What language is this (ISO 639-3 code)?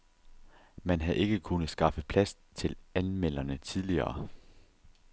dan